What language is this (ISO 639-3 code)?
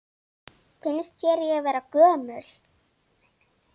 isl